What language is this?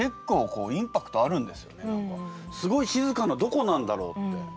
Japanese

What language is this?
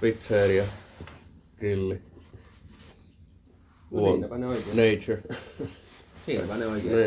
Finnish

